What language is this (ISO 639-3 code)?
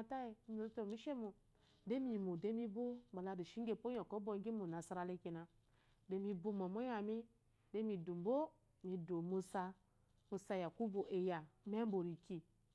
afo